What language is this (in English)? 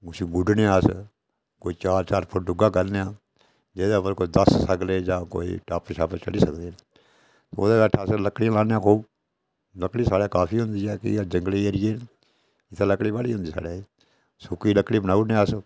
Dogri